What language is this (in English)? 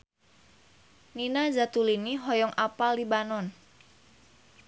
Sundanese